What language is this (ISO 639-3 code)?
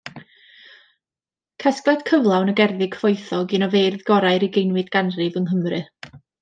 cym